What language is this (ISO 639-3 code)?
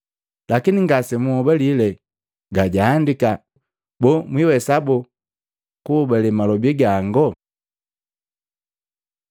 mgv